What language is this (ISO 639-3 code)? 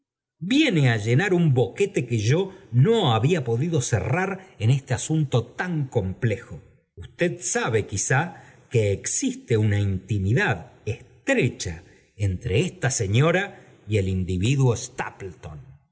spa